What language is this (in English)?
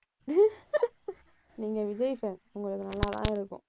Tamil